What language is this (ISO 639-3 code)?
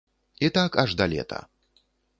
bel